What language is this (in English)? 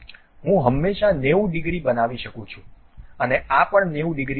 Gujarati